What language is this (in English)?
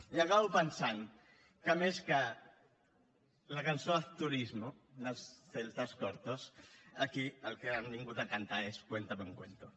Catalan